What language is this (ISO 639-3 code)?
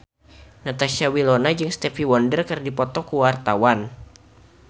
sun